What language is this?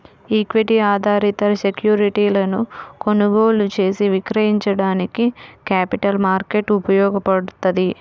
Telugu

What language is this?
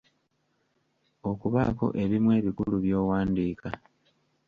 Ganda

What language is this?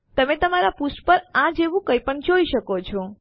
Gujarati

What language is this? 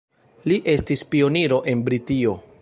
Esperanto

